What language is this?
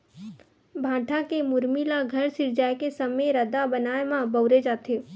Chhattisgarhi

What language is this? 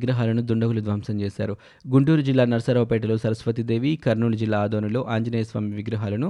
Telugu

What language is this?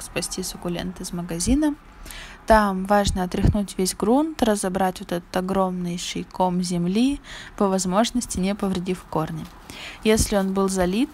Russian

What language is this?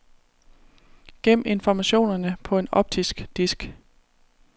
Danish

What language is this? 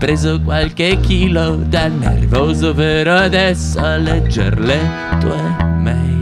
Italian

